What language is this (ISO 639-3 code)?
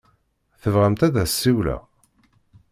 kab